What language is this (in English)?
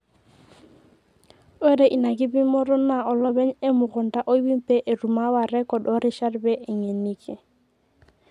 Masai